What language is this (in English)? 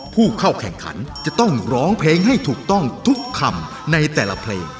Thai